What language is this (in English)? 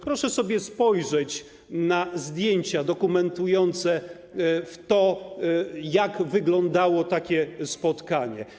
Polish